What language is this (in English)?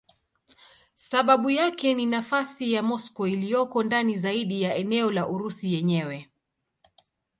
Swahili